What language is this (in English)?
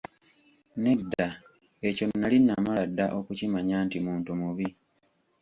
Ganda